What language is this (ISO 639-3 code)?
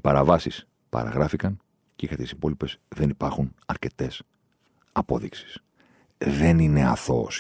ell